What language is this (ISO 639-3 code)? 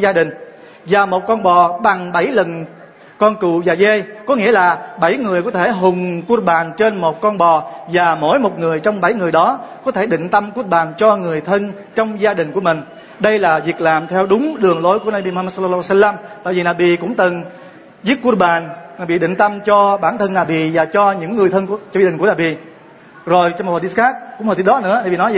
vie